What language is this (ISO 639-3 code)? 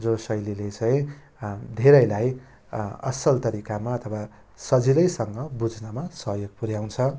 nep